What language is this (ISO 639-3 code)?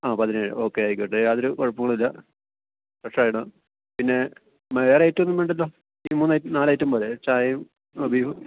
mal